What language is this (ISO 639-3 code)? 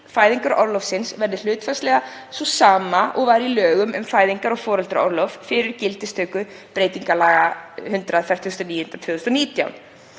isl